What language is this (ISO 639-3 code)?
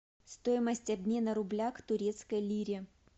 rus